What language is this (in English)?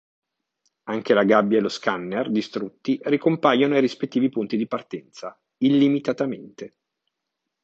Italian